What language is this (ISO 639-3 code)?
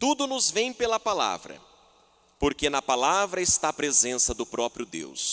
por